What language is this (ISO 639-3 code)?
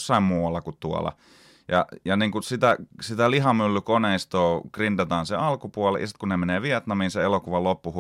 fin